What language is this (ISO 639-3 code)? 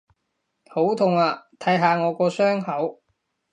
yue